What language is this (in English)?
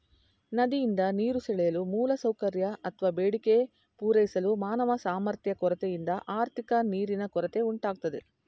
Kannada